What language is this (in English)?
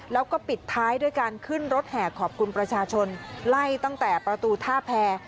Thai